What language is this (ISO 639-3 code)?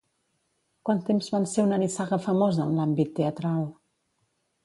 cat